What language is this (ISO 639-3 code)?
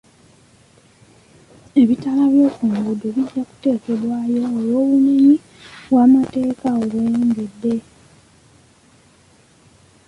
lug